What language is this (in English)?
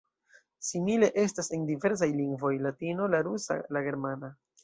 Esperanto